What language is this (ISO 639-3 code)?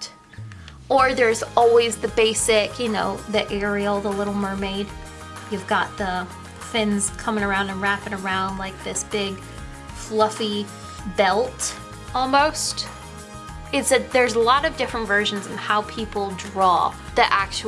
eng